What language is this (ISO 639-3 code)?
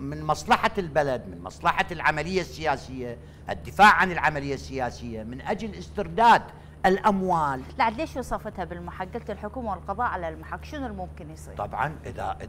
ara